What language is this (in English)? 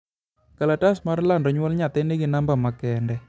Luo (Kenya and Tanzania)